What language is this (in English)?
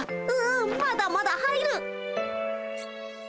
Japanese